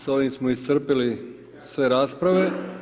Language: Croatian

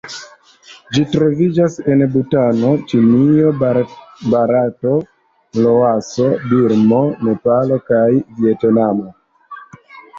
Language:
Esperanto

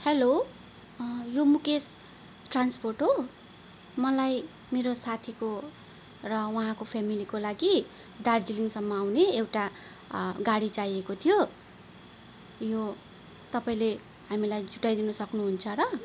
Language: Nepali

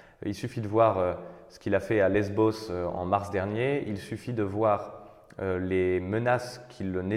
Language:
French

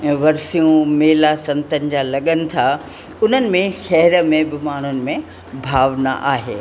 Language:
Sindhi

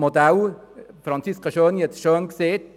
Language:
Swiss German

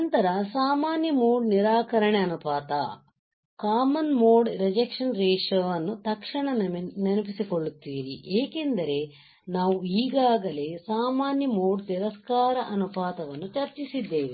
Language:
Kannada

